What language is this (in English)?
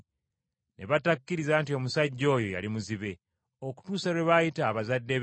Ganda